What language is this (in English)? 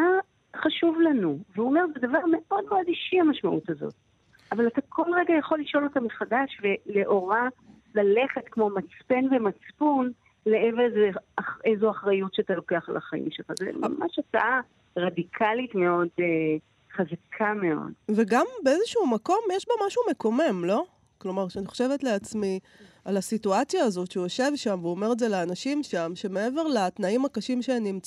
Hebrew